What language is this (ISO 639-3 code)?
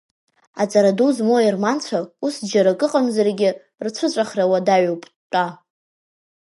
abk